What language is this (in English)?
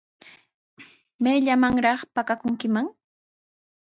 Sihuas Ancash Quechua